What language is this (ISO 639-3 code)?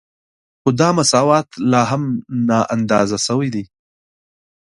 pus